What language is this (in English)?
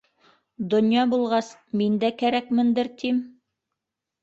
Bashkir